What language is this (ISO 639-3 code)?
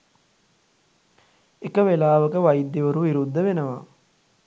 sin